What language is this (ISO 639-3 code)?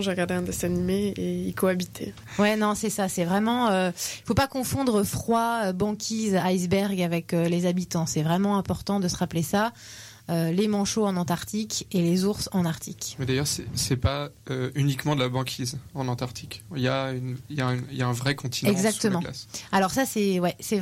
fra